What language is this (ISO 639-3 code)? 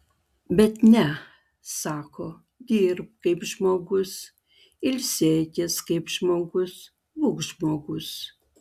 lit